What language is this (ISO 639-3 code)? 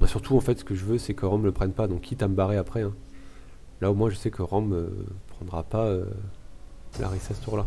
fra